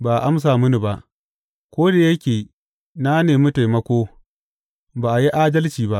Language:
Hausa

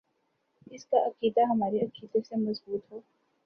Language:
Urdu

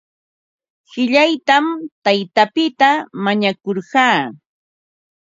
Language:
Ambo-Pasco Quechua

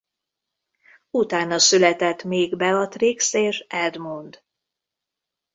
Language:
Hungarian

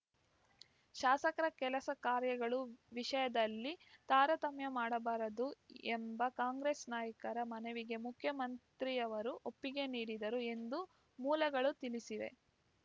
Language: Kannada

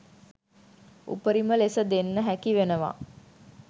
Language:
Sinhala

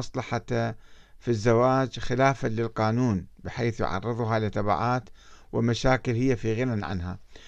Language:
Arabic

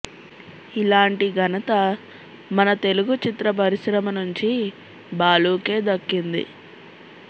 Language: Telugu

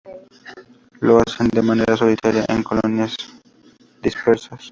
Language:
Spanish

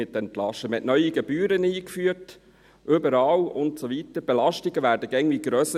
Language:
Swiss German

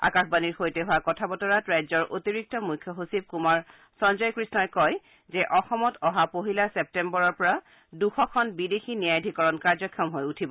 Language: Assamese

